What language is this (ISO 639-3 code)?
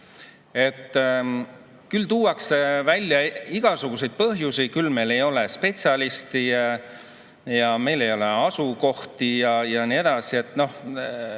est